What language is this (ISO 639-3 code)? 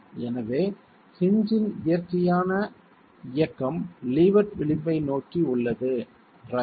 tam